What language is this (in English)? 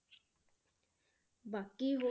Punjabi